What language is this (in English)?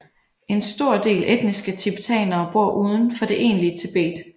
Danish